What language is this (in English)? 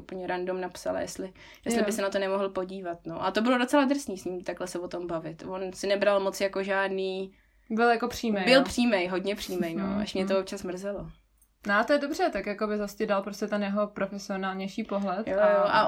Czech